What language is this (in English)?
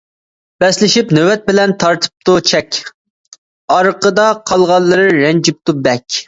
Uyghur